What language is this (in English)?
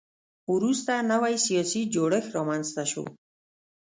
Pashto